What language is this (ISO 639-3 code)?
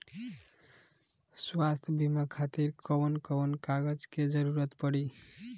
bho